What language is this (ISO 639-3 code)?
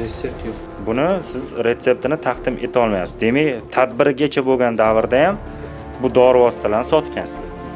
fas